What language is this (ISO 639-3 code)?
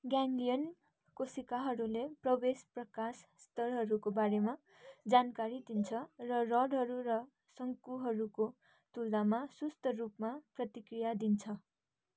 nep